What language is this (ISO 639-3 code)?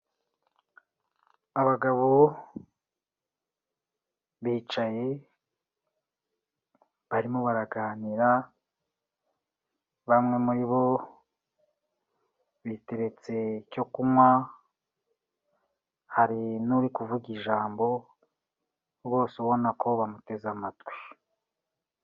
kin